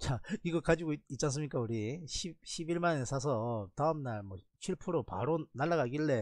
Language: Korean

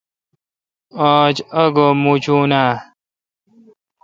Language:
Kalkoti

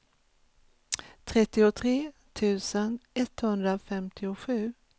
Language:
Swedish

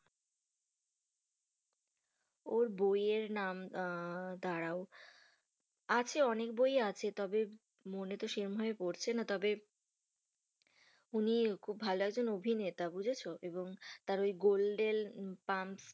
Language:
Bangla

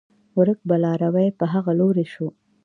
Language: Pashto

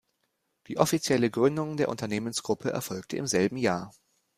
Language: German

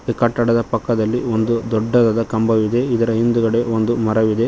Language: Kannada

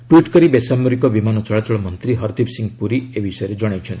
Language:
Odia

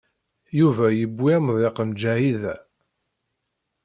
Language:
Kabyle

